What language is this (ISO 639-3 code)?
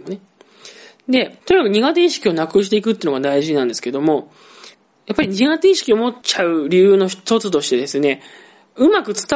jpn